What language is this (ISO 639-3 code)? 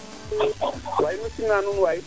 srr